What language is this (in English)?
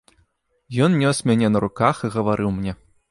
Belarusian